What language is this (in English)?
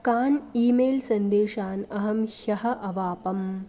Sanskrit